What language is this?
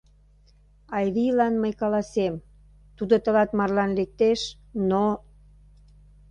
Mari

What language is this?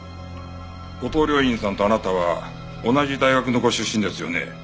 Japanese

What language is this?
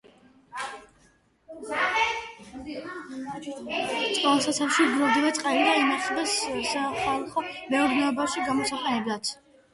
Georgian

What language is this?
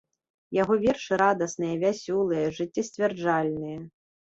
Belarusian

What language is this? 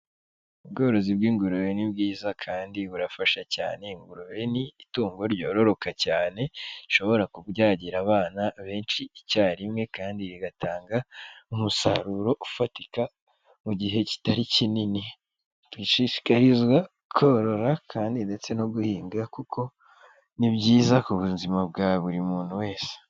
Kinyarwanda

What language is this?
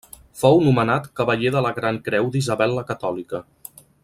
Catalan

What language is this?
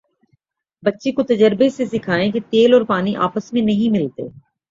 Urdu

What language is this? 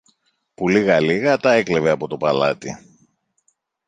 Greek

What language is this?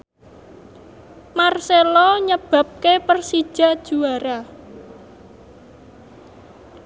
Javanese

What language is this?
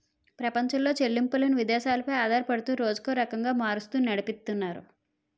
Telugu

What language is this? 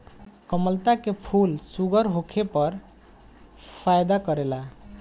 Bhojpuri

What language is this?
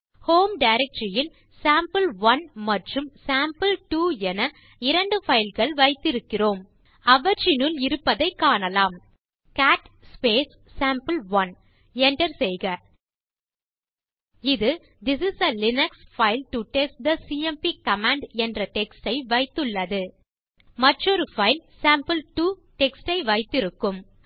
Tamil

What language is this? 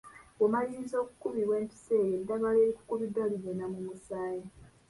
Ganda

